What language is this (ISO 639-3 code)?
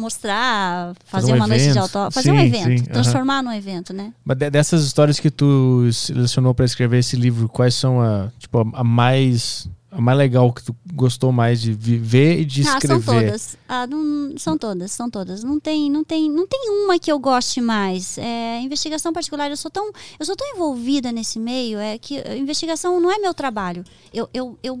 por